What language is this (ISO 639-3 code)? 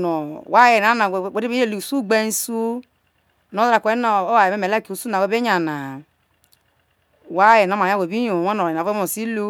iso